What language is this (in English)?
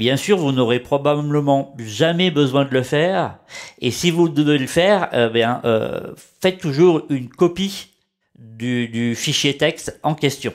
French